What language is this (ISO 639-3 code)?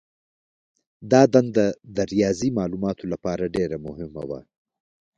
pus